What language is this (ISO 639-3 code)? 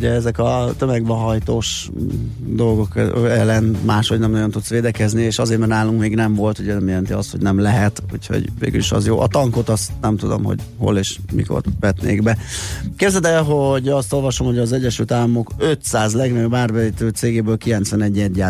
hun